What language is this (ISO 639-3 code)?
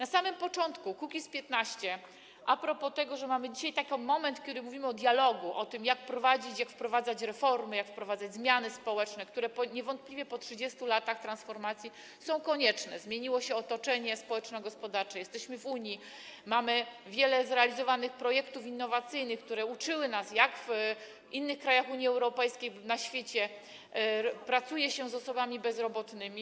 pol